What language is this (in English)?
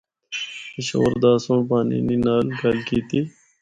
Northern Hindko